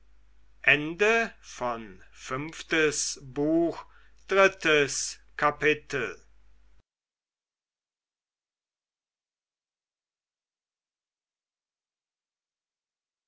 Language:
German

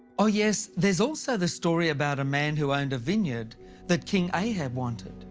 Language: English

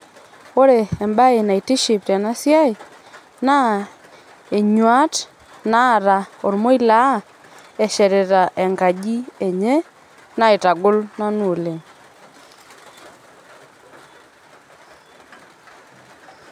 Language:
Masai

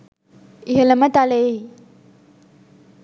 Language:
Sinhala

